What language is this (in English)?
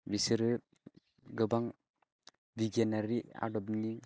Bodo